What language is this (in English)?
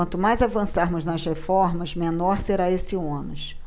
Portuguese